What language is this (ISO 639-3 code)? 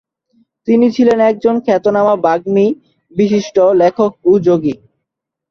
ben